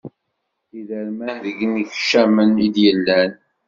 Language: Kabyle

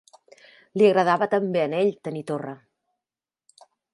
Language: Catalan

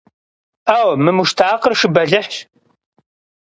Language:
Kabardian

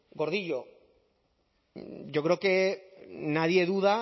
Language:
Basque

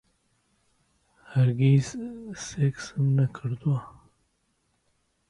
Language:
Central Kurdish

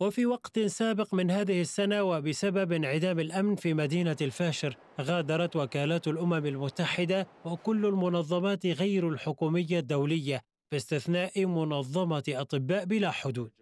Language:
Arabic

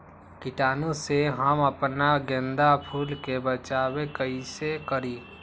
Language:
Magahi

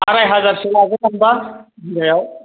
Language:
Bodo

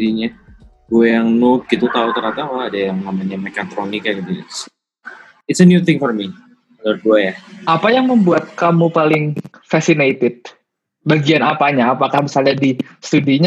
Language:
Indonesian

